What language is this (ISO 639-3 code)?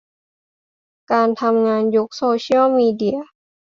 tha